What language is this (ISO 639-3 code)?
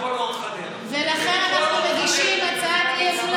heb